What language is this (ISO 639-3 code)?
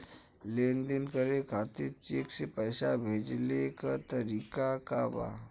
bho